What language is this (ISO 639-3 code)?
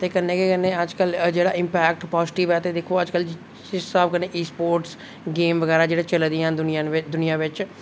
doi